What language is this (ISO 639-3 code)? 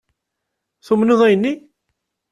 kab